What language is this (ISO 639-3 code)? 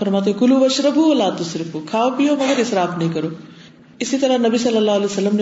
urd